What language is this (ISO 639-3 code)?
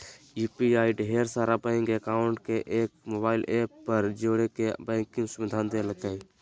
mag